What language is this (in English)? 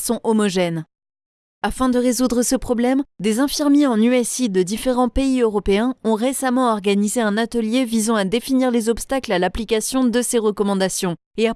French